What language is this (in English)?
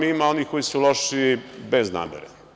Serbian